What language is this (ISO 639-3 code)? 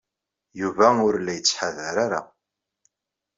kab